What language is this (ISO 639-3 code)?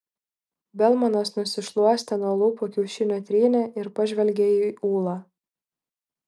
lit